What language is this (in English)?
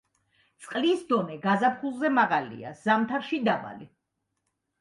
Georgian